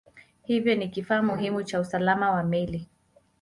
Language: Swahili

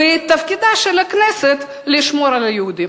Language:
Hebrew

